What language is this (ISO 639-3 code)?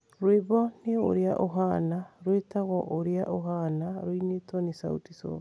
kik